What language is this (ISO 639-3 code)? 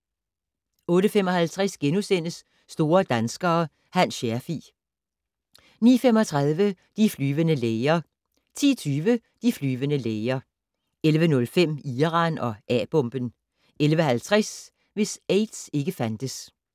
dan